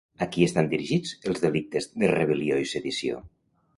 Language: Catalan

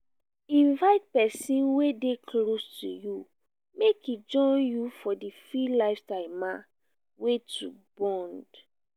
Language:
Nigerian Pidgin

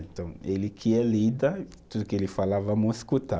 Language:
Portuguese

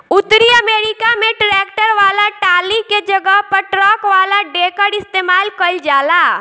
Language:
Bhojpuri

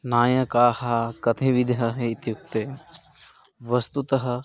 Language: Sanskrit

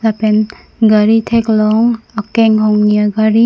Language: Karbi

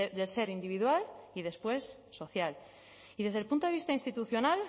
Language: Spanish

